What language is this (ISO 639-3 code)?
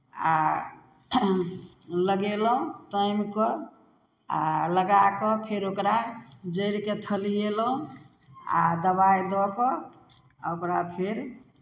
mai